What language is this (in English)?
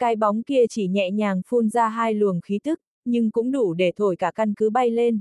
Vietnamese